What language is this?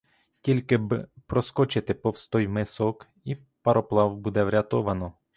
Ukrainian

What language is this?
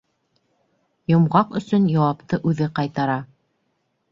Bashkir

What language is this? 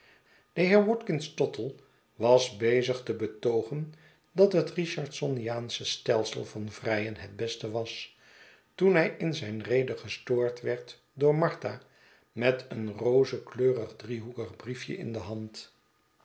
Dutch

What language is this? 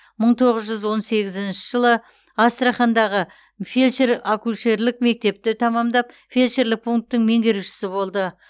Kazakh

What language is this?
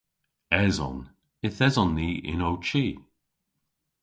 Cornish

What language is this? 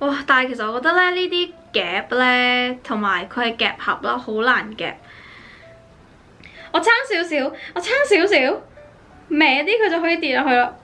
Chinese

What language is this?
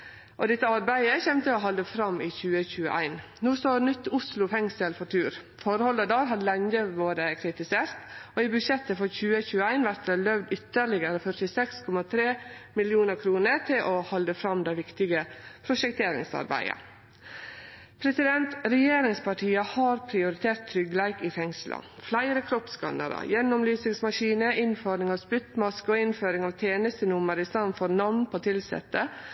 Norwegian Nynorsk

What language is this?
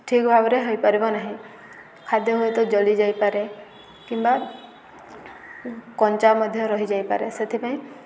Odia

